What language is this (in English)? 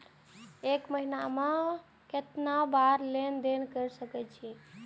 Maithili